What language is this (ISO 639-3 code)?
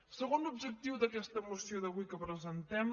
cat